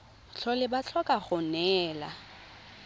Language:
Tswana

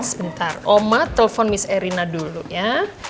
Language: Indonesian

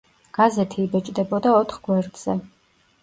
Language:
Georgian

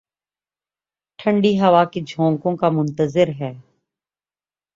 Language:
Urdu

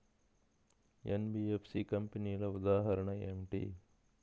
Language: Telugu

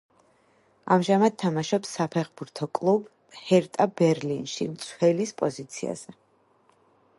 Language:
Georgian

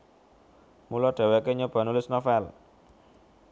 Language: Javanese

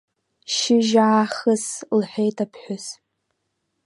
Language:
Abkhazian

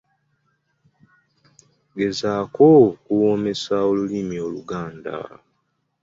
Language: Ganda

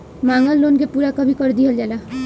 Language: Bhojpuri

